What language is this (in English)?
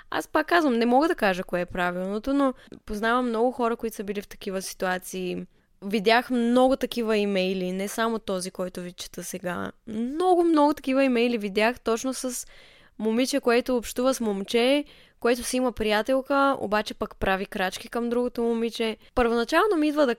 Bulgarian